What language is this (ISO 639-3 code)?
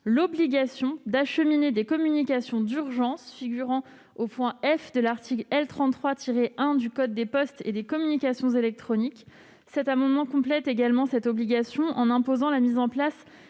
fra